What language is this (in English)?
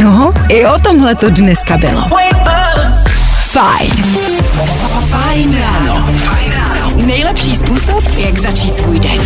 Czech